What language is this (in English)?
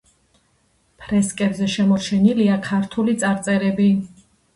Georgian